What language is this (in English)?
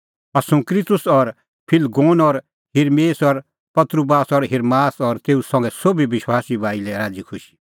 Kullu Pahari